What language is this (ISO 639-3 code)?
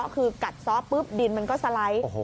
tha